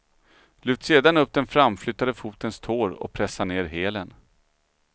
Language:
Swedish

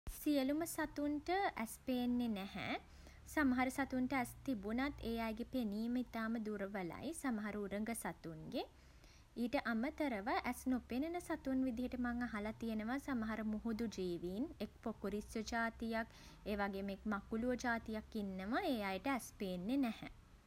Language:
Sinhala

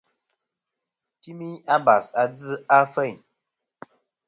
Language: Kom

